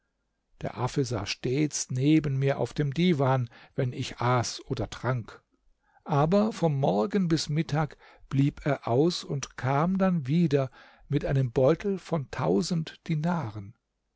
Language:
German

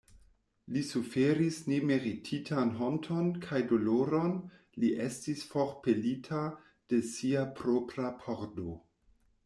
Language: Esperanto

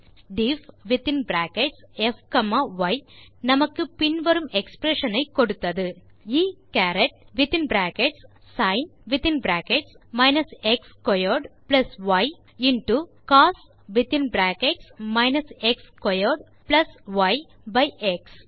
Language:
Tamil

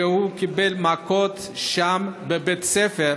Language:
Hebrew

